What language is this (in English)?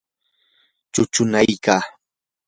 Yanahuanca Pasco Quechua